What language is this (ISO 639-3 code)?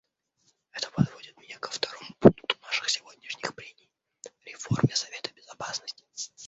rus